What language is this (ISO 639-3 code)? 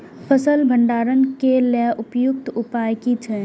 mai